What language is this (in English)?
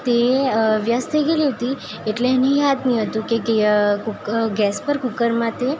Gujarati